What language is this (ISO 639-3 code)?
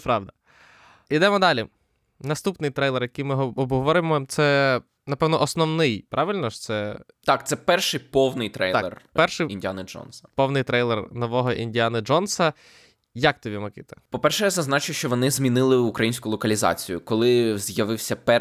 ukr